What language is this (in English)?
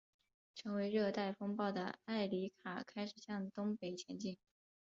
Chinese